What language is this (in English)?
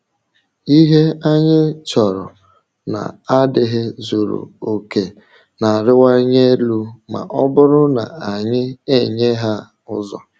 Igbo